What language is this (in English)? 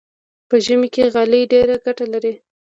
Pashto